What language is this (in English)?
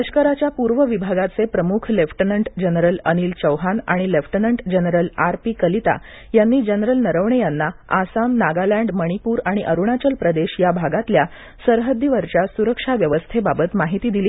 Marathi